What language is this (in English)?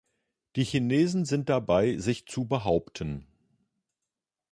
German